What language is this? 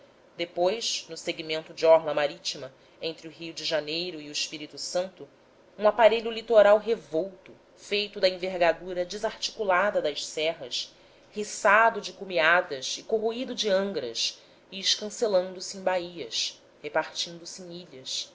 Portuguese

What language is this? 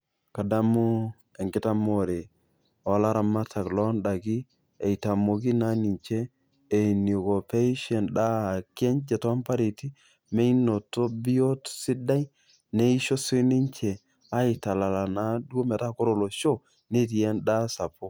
Masai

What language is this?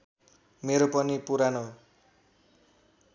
Nepali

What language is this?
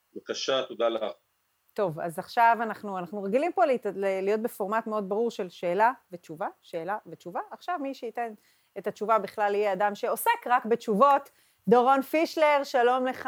Hebrew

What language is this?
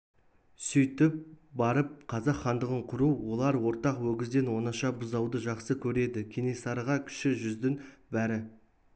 Kazakh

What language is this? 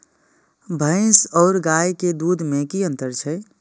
Maithili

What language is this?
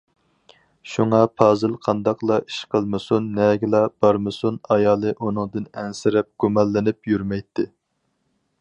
Uyghur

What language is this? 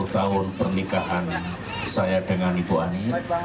Indonesian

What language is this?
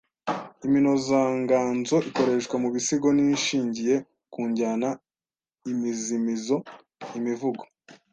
Kinyarwanda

